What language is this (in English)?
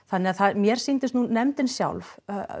Icelandic